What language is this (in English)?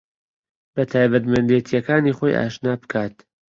Central Kurdish